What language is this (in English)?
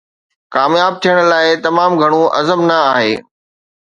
Sindhi